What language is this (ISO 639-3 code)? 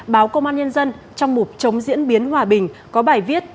vie